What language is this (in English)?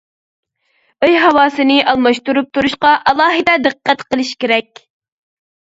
Uyghur